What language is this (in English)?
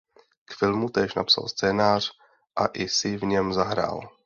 Czech